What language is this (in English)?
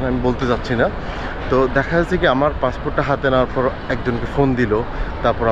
Bangla